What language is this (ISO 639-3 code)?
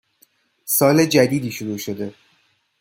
fas